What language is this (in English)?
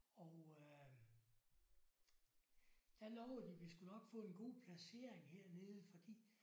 Danish